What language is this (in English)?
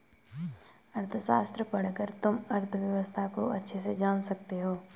Hindi